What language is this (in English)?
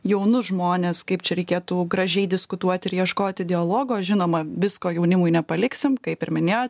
Lithuanian